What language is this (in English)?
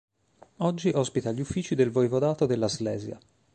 Italian